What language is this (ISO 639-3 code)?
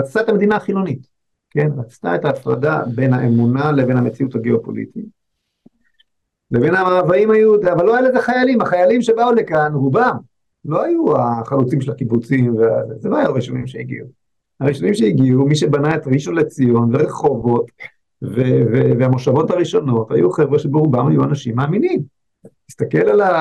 heb